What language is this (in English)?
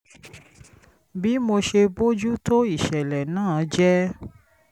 Yoruba